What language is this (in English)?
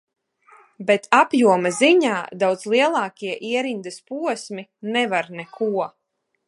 Latvian